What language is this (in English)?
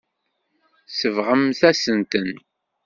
Kabyle